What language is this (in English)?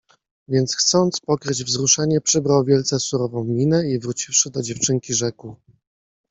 Polish